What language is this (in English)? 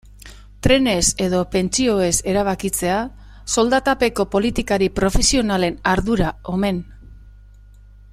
Basque